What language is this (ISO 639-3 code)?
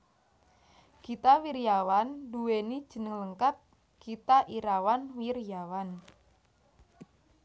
jav